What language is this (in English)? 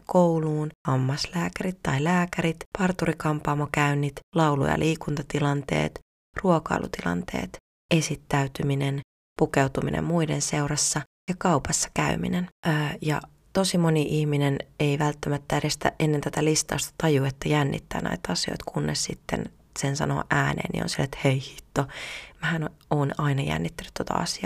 Finnish